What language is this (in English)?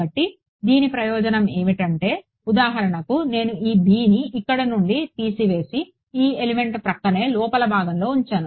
Telugu